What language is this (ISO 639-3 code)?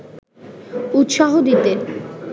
ben